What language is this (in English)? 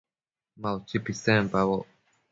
Matsés